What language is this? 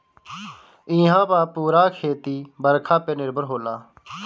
Bhojpuri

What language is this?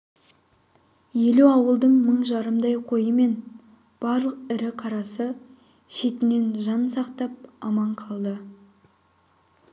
Kazakh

